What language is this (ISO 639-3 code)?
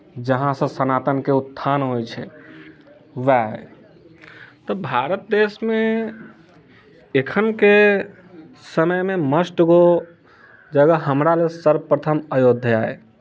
mai